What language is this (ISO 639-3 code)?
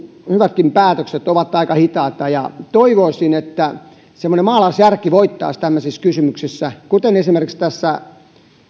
fin